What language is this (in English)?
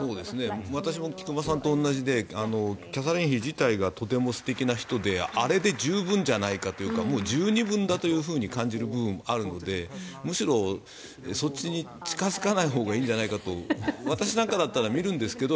Japanese